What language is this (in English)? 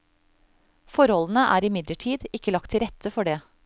Norwegian